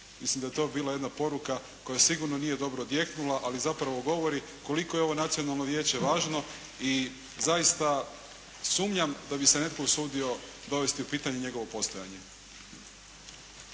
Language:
Croatian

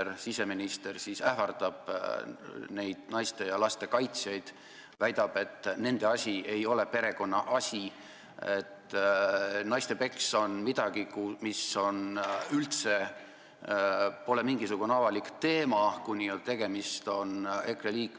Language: Estonian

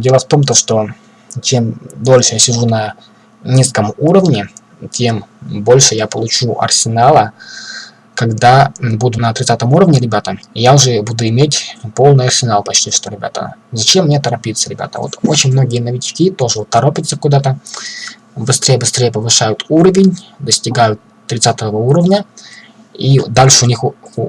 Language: Russian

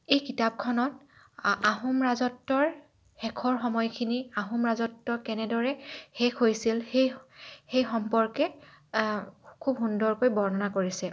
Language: Assamese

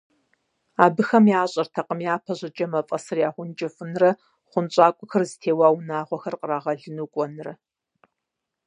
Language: Kabardian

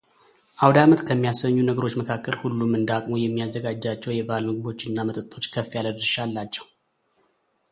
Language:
Amharic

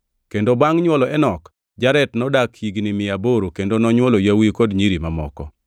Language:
Luo (Kenya and Tanzania)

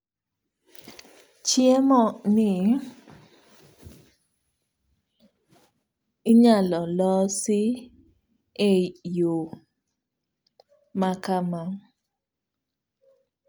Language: Luo (Kenya and Tanzania)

